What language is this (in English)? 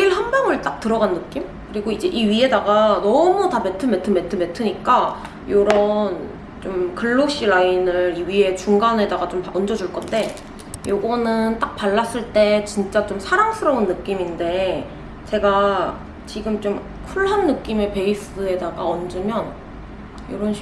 Korean